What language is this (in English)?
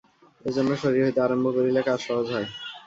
Bangla